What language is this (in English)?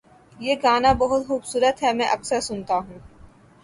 Urdu